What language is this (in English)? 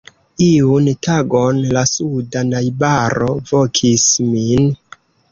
Esperanto